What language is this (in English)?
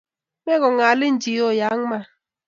Kalenjin